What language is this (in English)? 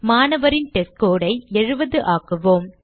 Tamil